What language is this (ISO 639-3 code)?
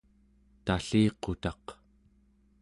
esu